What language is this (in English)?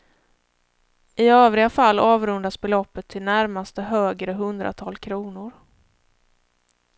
Swedish